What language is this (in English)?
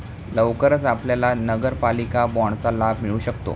Marathi